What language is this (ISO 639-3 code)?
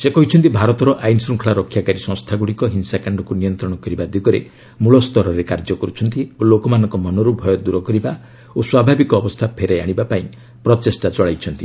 ori